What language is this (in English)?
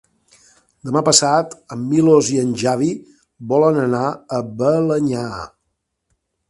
Catalan